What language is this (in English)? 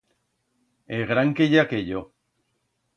Aragonese